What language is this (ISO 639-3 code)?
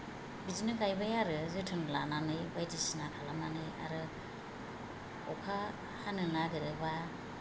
brx